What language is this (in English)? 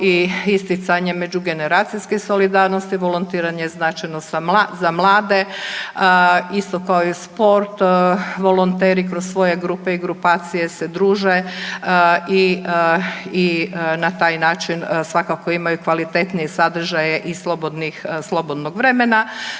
Croatian